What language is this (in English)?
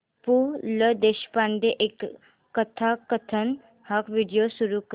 Marathi